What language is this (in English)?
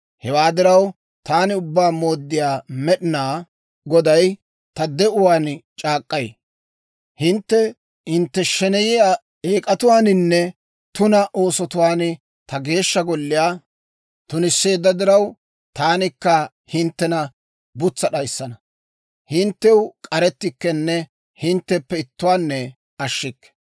Dawro